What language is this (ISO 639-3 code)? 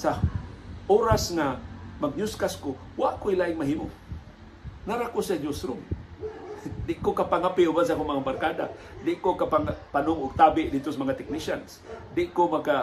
fil